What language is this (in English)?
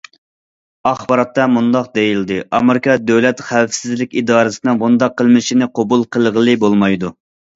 Uyghur